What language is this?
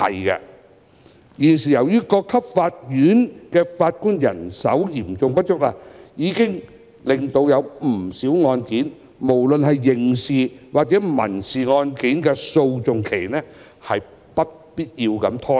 Cantonese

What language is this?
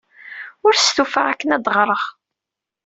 Kabyle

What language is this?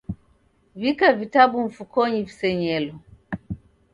Taita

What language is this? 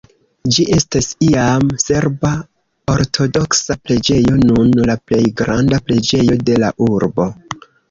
Esperanto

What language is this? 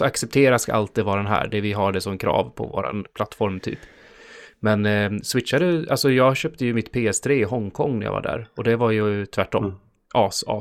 Swedish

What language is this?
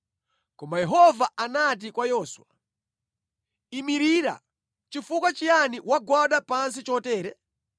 Nyanja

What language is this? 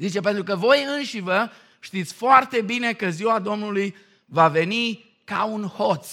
Romanian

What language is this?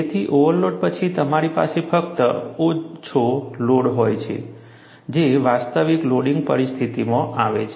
Gujarati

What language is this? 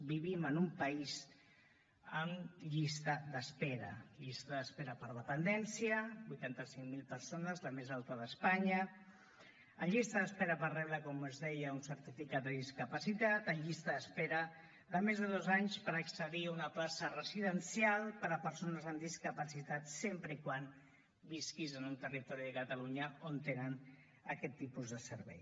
Catalan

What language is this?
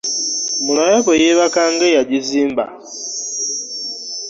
Ganda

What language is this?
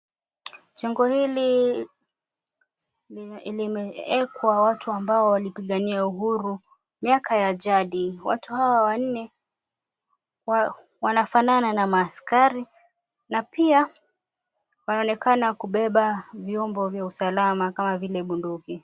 Swahili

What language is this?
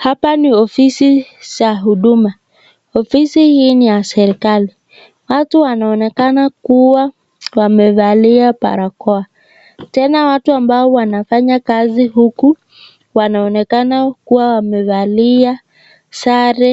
Swahili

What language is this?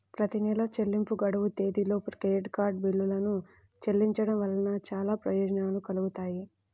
Telugu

